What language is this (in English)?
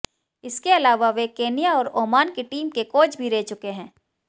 Hindi